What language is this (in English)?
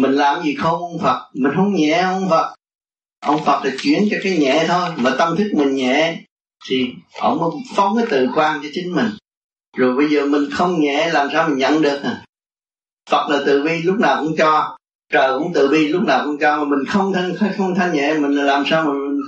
Vietnamese